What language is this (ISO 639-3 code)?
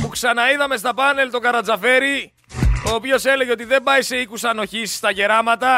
ell